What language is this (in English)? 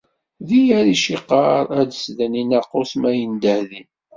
Kabyle